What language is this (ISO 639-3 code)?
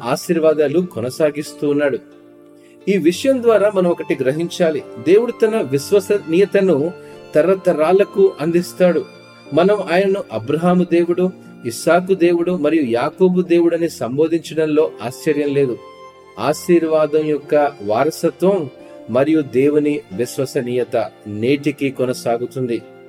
tel